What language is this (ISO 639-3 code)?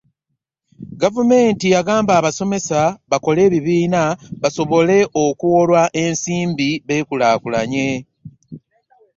lug